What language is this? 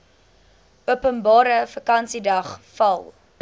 Afrikaans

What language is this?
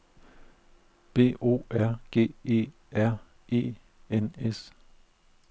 Danish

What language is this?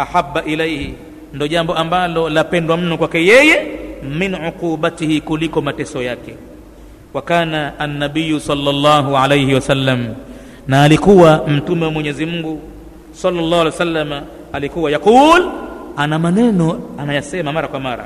Swahili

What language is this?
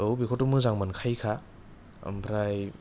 Bodo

